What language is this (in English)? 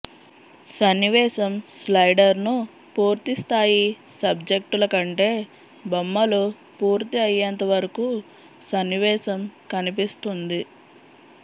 Telugu